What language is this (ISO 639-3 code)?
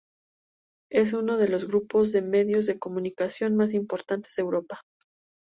spa